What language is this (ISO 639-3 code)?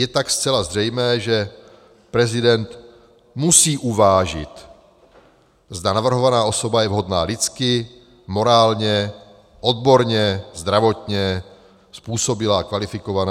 ces